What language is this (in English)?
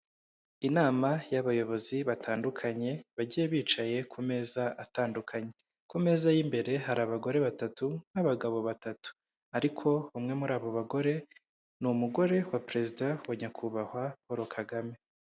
Kinyarwanda